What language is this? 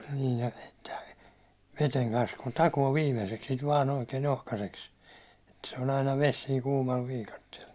Finnish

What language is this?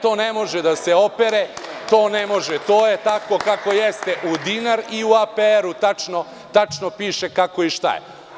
Serbian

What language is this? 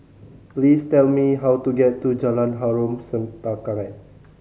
English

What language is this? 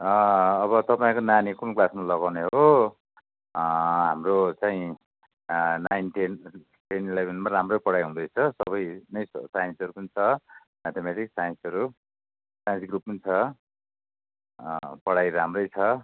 Nepali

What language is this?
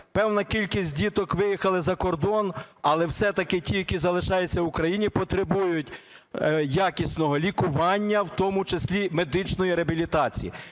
Ukrainian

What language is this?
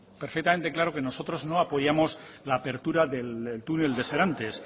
Spanish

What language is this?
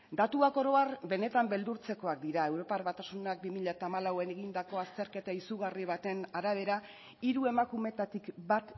Basque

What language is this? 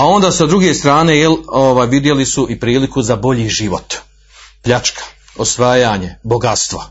Croatian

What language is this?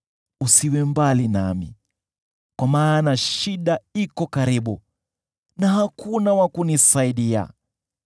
Swahili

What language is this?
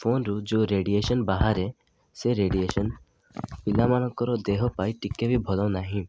Odia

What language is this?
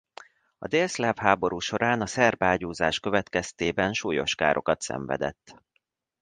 Hungarian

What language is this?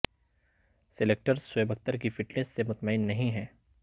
Urdu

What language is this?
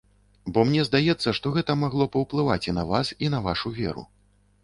Belarusian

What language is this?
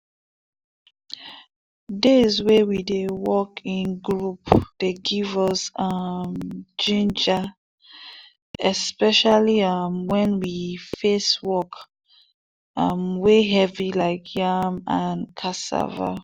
Nigerian Pidgin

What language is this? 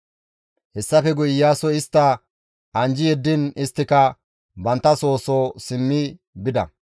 Gamo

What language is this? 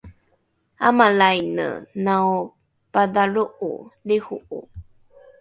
Rukai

